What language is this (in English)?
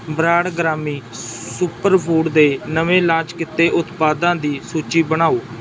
Punjabi